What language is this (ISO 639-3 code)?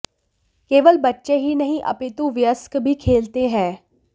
hin